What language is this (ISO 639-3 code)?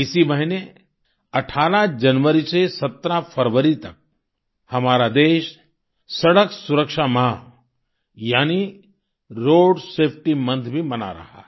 hin